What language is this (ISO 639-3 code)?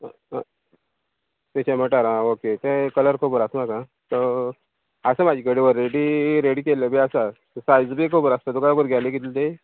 kok